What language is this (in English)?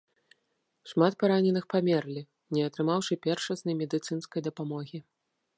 Belarusian